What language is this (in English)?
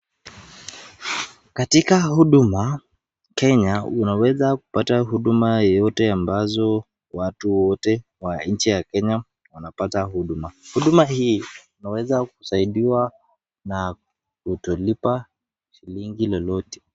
Swahili